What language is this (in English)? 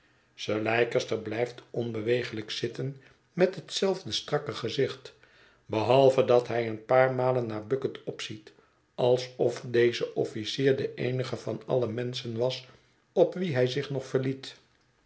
Dutch